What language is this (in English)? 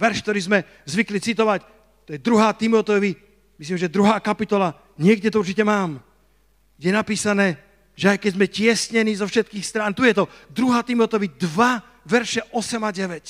Slovak